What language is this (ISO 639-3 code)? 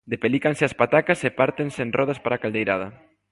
glg